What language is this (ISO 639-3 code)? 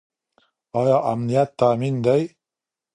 pus